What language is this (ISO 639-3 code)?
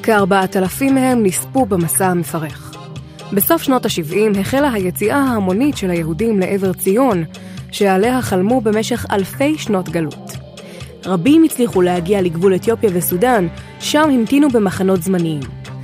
heb